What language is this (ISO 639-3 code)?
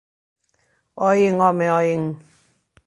glg